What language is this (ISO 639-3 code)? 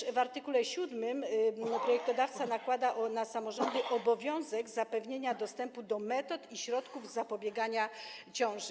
pol